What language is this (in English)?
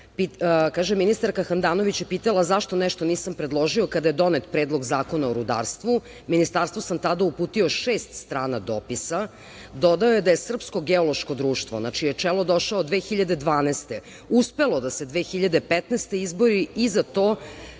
Serbian